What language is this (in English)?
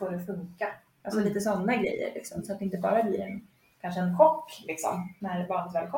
Swedish